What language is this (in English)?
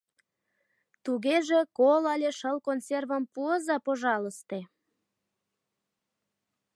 Mari